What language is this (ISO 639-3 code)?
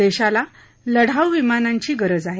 mar